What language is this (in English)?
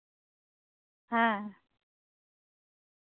Santali